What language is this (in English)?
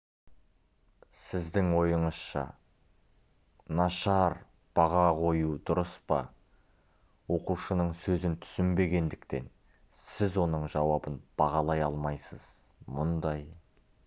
Kazakh